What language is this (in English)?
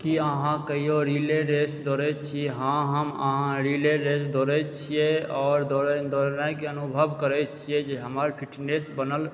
Maithili